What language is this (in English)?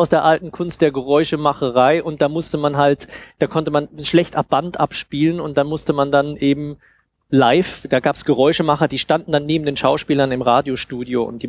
German